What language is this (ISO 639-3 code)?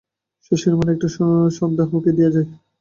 ben